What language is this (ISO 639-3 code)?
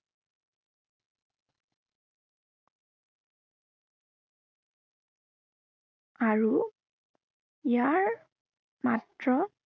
asm